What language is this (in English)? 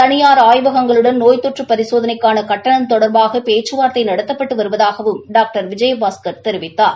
Tamil